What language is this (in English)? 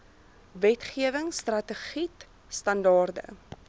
Afrikaans